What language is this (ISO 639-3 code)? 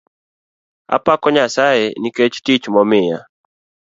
luo